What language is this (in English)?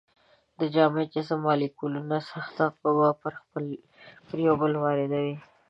Pashto